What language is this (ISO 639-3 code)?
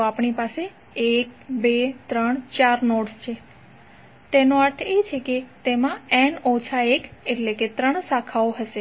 guj